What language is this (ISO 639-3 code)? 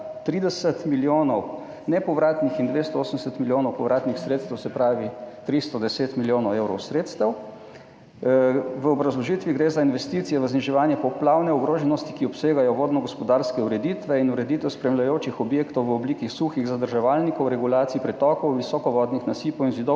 slv